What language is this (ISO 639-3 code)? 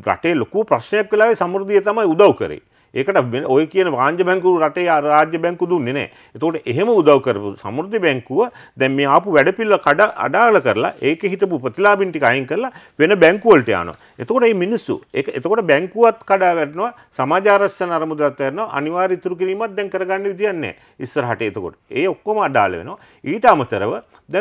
ara